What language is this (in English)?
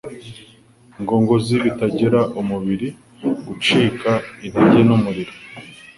Kinyarwanda